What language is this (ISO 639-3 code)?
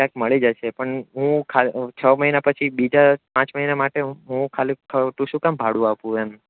guj